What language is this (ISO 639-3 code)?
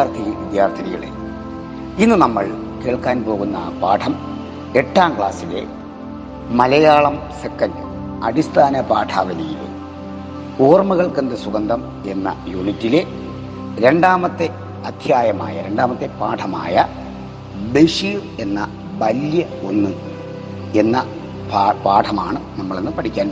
mal